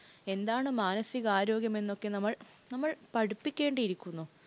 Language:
Malayalam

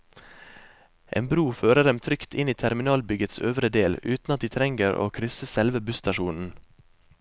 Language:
Norwegian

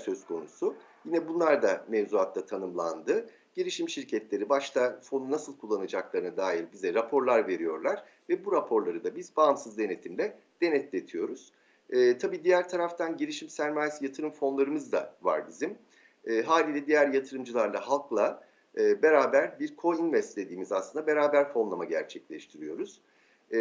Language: Turkish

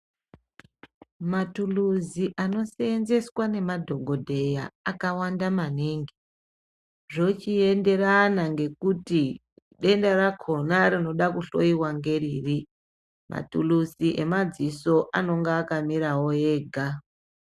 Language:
Ndau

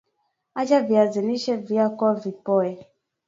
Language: Swahili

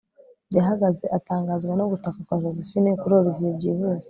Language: Kinyarwanda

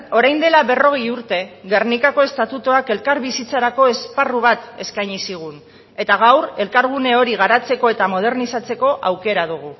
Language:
Basque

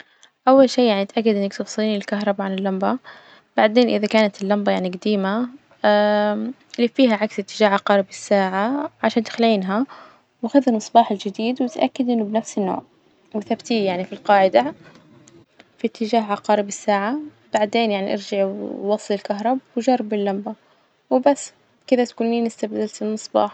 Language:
Najdi Arabic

